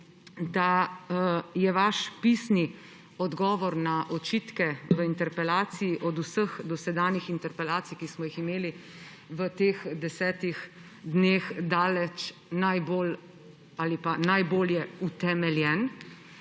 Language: Slovenian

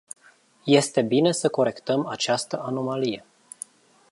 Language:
Romanian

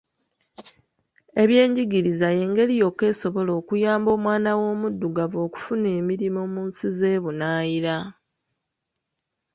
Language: Ganda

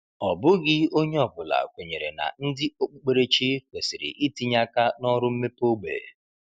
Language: Igbo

